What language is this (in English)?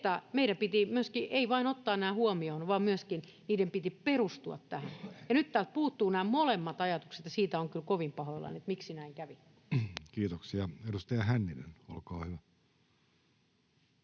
Finnish